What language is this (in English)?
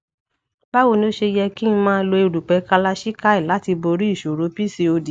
Yoruba